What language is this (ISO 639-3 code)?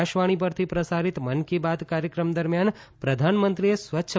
guj